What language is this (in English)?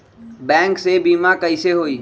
Magahi